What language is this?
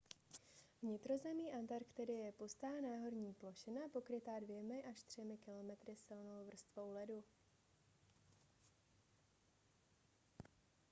Czech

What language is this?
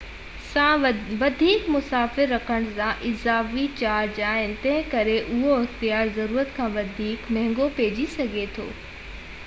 Sindhi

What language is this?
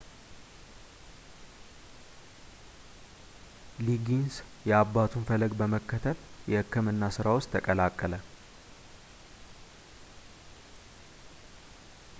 Amharic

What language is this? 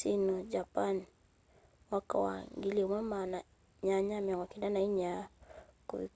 Kamba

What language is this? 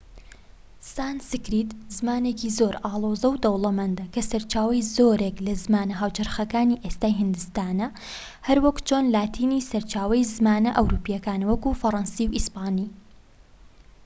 Central Kurdish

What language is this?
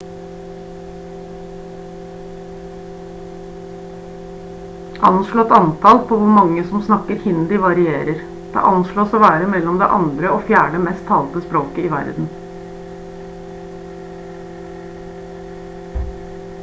Norwegian Bokmål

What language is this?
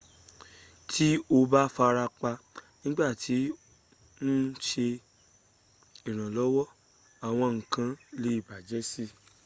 Yoruba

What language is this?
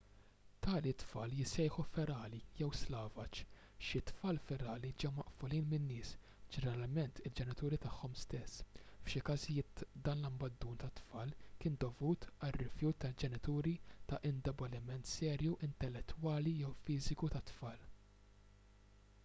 Maltese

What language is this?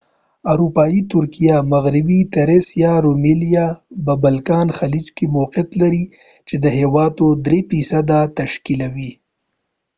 Pashto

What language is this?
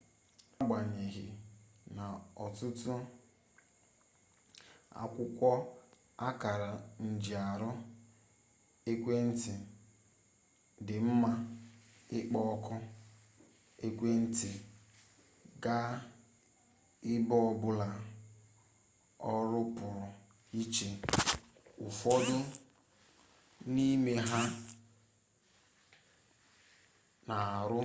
Igbo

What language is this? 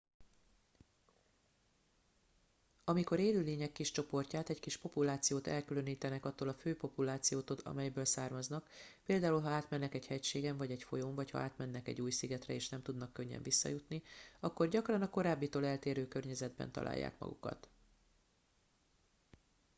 Hungarian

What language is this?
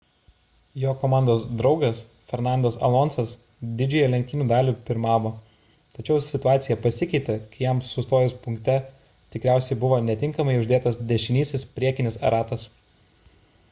Lithuanian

